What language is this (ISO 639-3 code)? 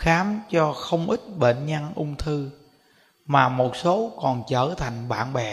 vie